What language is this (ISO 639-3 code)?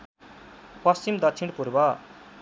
nep